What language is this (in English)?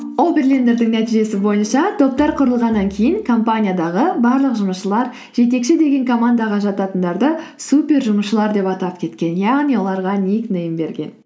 Kazakh